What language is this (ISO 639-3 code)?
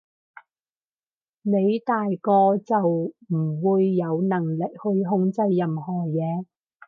yue